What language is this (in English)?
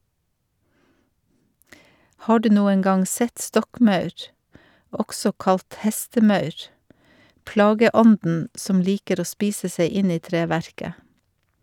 Norwegian